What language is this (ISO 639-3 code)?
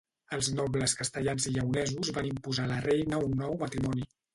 cat